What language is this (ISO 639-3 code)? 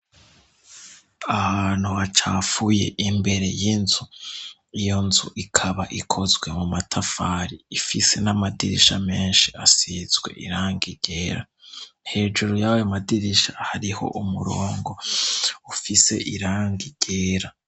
run